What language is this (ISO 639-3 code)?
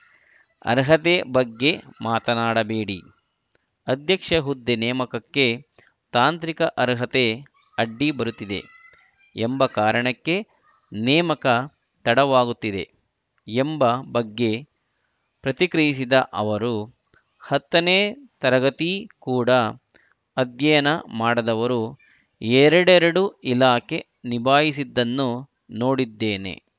kan